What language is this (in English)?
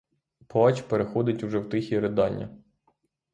Ukrainian